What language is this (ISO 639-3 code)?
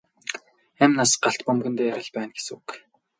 mon